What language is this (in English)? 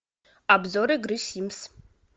Russian